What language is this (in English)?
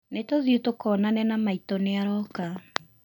Kikuyu